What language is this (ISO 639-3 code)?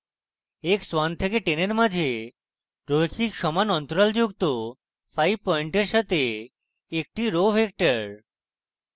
ben